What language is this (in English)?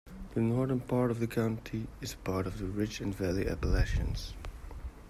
English